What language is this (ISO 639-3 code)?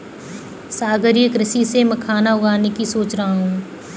hin